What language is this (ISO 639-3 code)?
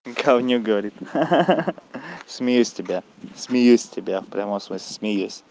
rus